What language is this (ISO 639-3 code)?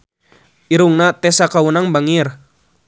sun